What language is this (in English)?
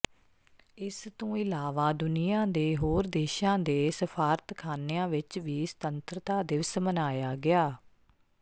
Punjabi